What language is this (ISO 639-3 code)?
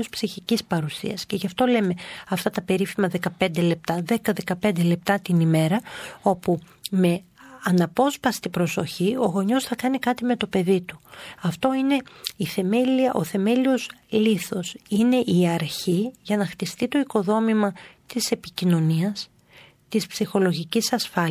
ell